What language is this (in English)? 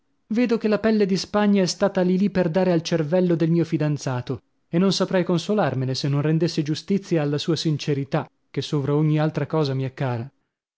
Italian